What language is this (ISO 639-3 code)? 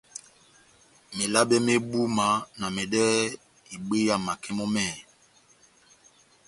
bnm